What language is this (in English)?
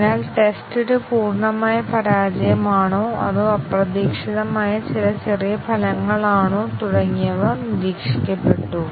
Malayalam